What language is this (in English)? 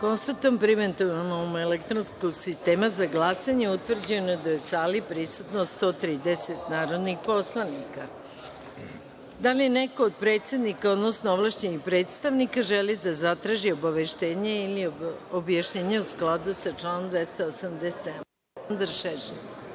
Serbian